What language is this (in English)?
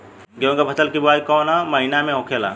Bhojpuri